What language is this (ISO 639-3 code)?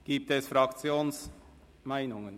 gsw